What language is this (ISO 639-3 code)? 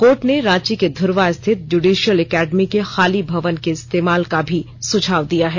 hin